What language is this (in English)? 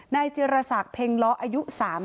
Thai